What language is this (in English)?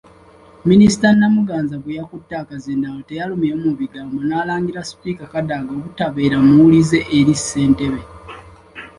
Ganda